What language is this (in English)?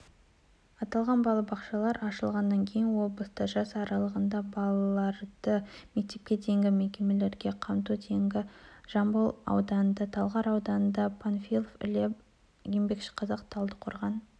Kazakh